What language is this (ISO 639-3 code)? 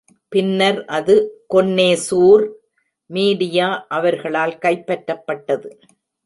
tam